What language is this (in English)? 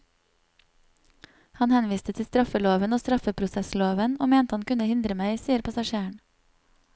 Norwegian